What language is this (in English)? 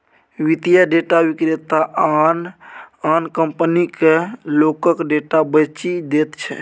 Maithili